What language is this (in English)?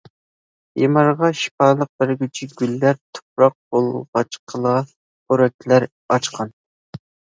Uyghur